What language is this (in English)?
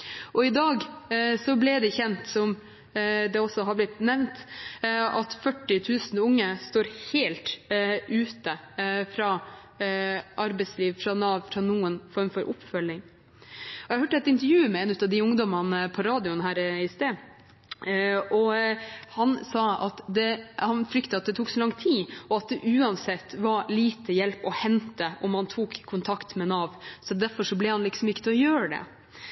Norwegian Bokmål